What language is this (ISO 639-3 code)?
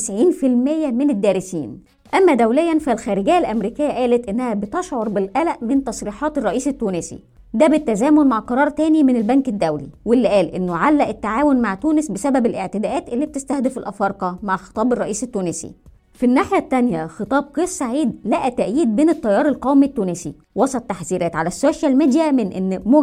ara